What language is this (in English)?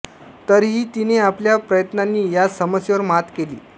Marathi